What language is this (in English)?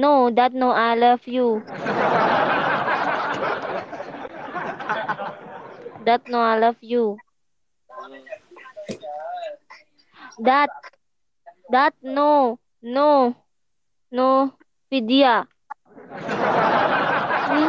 Vietnamese